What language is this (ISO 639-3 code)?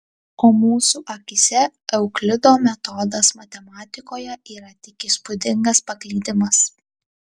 lit